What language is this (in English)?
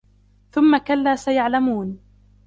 Arabic